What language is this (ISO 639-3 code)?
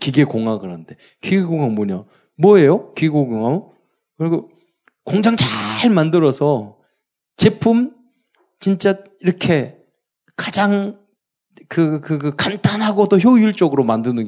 kor